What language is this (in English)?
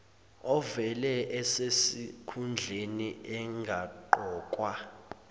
Zulu